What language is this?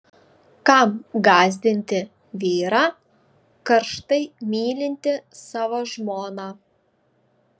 Lithuanian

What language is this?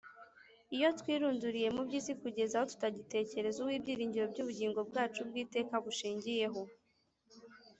Kinyarwanda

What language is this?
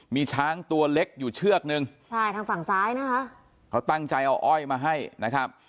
Thai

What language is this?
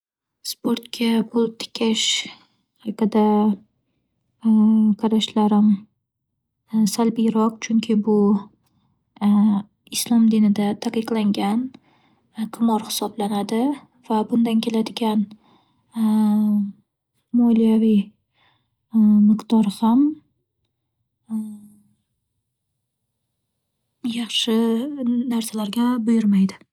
Uzbek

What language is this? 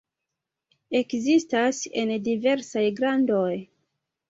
Esperanto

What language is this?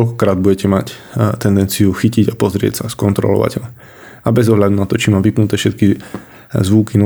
Slovak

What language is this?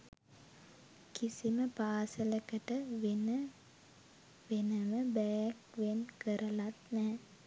Sinhala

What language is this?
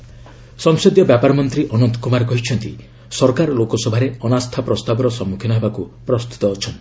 Odia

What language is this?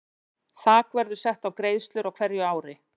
Icelandic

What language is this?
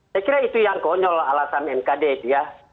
Indonesian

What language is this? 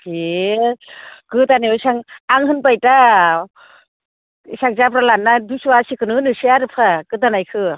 Bodo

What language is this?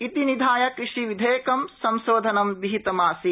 Sanskrit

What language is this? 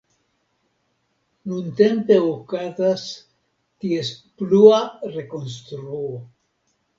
Esperanto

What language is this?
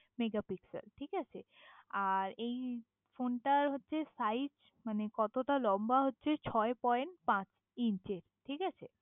Bangla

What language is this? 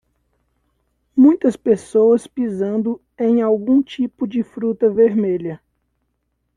Portuguese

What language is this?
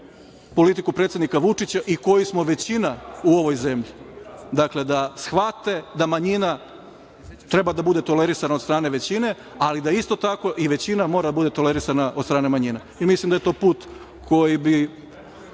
Serbian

